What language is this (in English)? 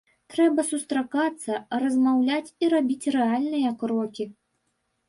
Belarusian